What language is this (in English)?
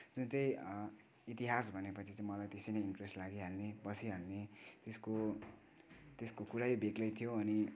Nepali